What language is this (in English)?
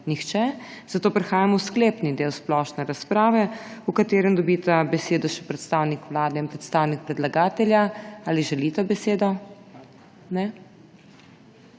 Slovenian